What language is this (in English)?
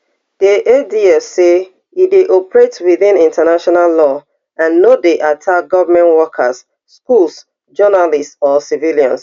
Nigerian Pidgin